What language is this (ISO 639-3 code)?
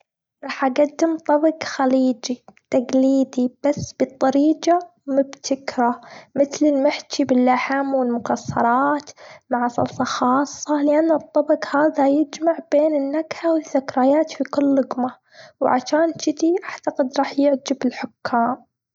afb